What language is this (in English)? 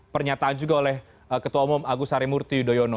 Indonesian